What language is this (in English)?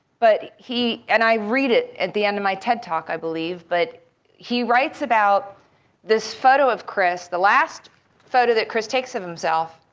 English